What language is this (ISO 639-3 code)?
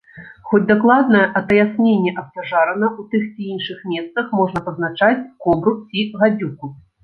bel